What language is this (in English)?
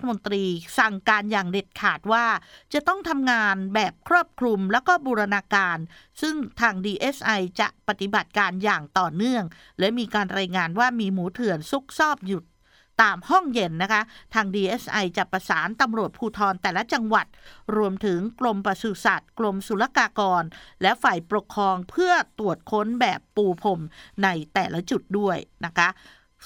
Thai